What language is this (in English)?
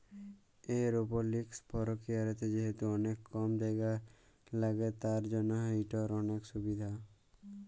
Bangla